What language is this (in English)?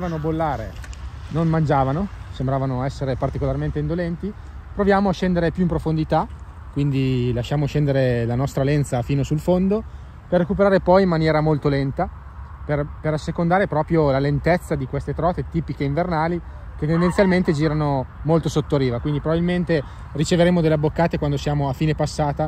Italian